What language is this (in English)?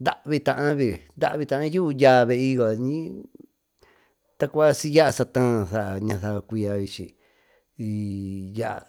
Tututepec Mixtec